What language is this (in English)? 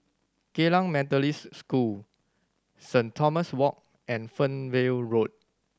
English